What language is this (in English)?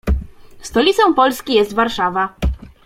Polish